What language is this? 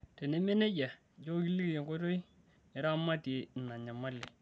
Masai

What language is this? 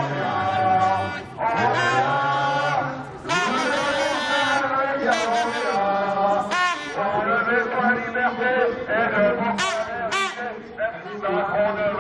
French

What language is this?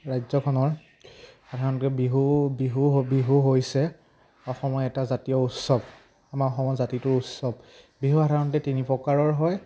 Assamese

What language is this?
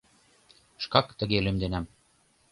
Mari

